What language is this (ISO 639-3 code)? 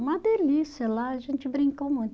por